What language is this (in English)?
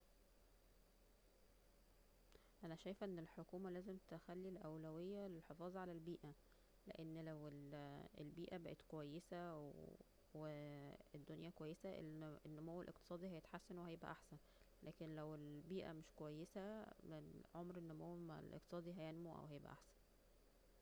Egyptian Arabic